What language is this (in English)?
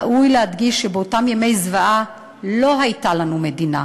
Hebrew